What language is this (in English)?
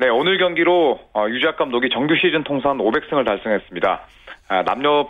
Korean